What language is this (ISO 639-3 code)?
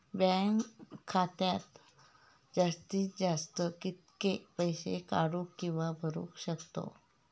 mar